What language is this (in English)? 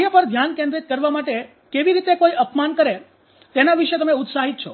Gujarati